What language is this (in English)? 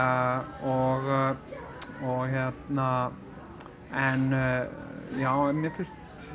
Icelandic